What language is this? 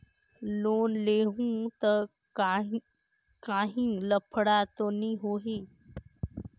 Chhattisgarhi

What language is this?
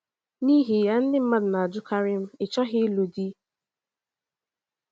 Igbo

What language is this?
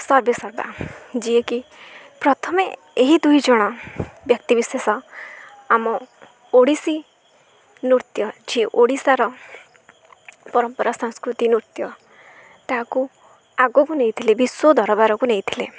Odia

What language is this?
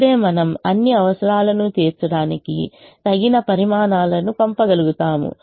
Telugu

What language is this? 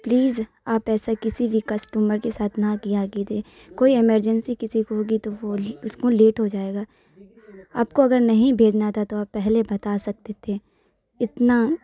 Urdu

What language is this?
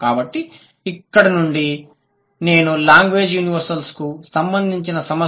Telugu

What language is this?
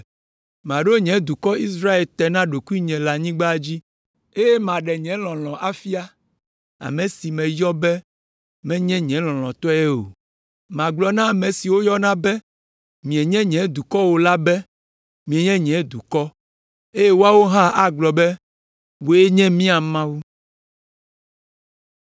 Ewe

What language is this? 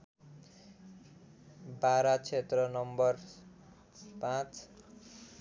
Nepali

